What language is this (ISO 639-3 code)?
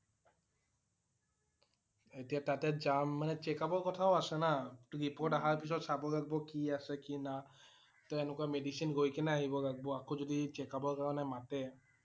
asm